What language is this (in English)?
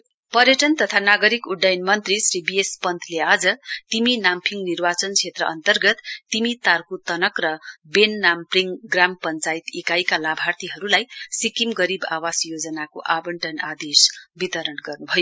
Nepali